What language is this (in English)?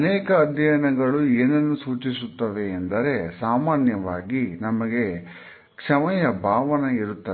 Kannada